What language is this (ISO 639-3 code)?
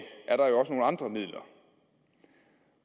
dan